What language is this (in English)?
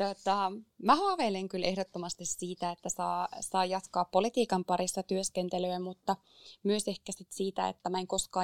Finnish